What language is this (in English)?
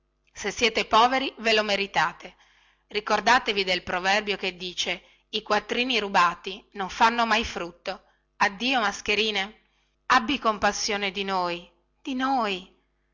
Italian